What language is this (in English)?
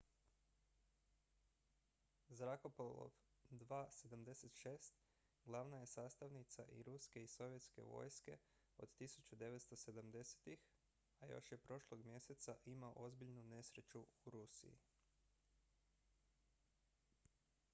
Croatian